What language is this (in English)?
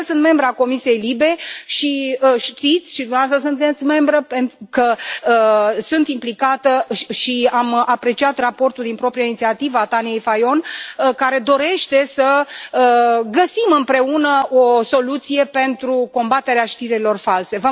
Romanian